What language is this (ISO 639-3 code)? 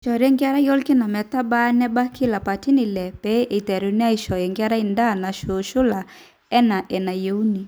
mas